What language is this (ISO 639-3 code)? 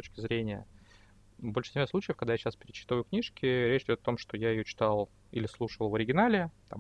rus